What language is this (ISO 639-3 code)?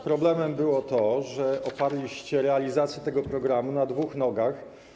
pol